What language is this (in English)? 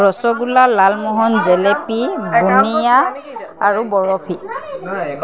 Assamese